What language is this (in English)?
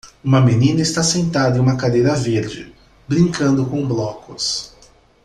Portuguese